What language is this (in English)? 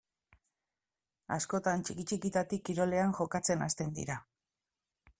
Basque